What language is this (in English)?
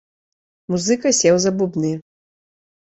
Belarusian